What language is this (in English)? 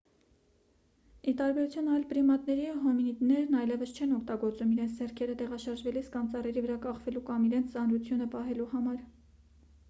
Armenian